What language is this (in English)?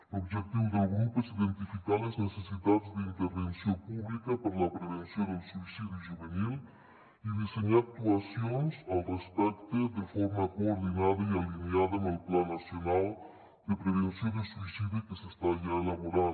Catalan